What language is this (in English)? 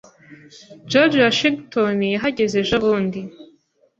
Kinyarwanda